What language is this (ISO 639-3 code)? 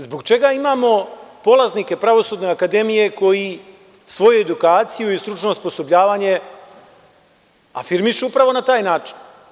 srp